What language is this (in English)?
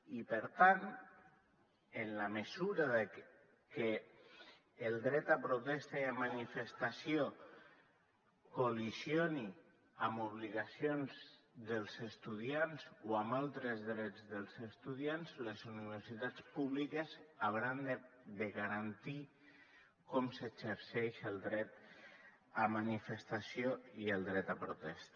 Catalan